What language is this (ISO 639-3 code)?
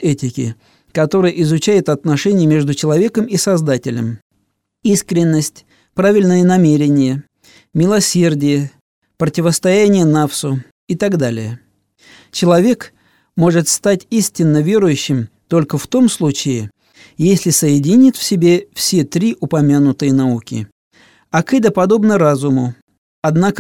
rus